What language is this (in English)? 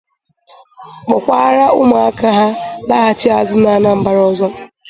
Igbo